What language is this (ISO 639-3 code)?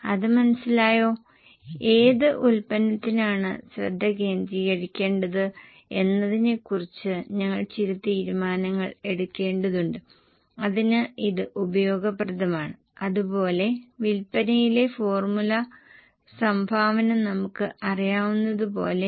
mal